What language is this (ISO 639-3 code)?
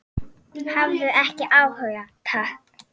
isl